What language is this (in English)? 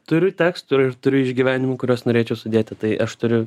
Lithuanian